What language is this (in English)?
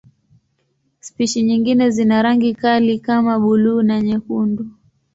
Swahili